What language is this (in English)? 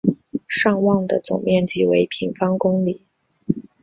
Chinese